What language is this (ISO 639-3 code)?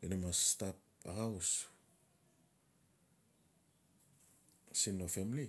ncf